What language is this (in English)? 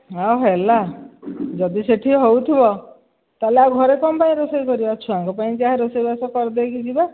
Odia